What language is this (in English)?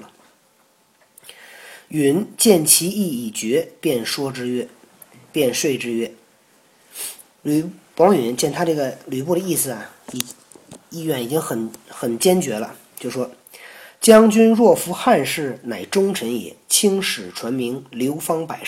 Chinese